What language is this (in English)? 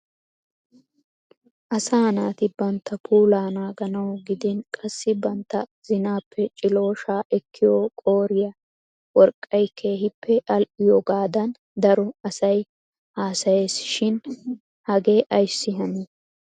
Wolaytta